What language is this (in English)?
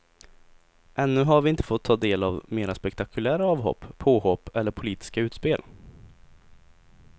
Swedish